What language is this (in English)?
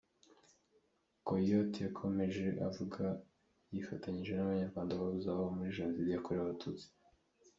Kinyarwanda